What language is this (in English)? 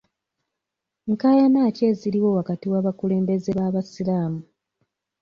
Ganda